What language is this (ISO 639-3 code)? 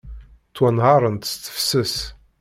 kab